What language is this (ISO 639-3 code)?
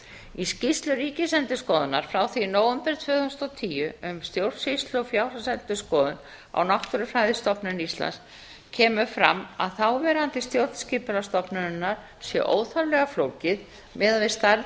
isl